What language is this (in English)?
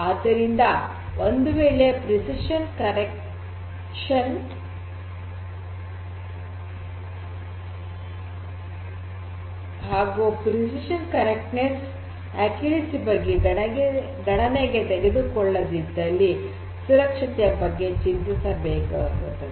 Kannada